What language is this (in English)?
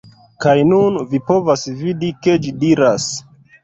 Esperanto